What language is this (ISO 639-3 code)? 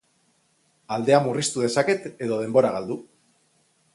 eus